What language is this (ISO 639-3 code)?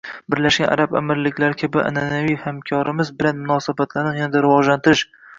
uzb